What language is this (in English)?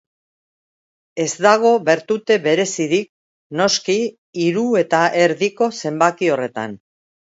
Basque